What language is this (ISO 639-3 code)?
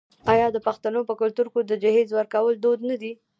pus